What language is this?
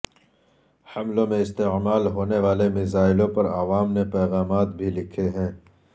Urdu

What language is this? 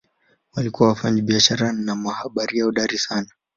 Swahili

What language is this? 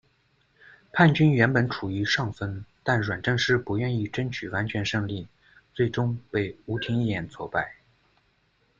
Chinese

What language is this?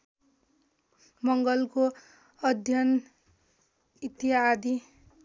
Nepali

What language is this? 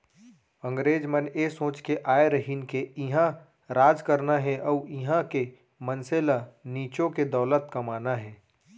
Chhattisgarhi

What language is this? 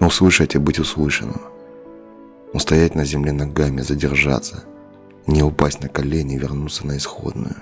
Russian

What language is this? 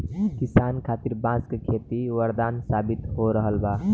Bhojpuri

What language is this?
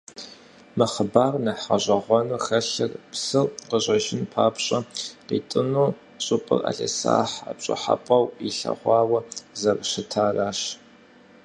Kabardian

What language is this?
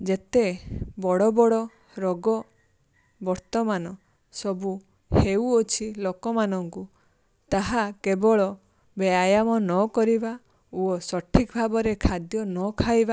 Odia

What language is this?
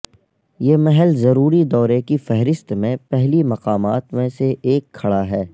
Urdu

